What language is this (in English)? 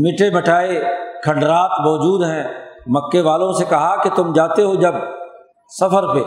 Urdu